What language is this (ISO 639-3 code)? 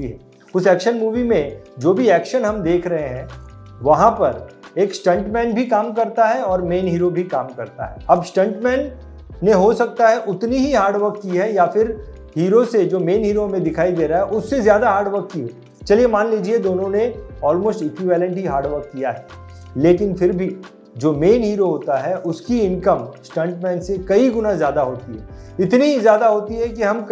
hin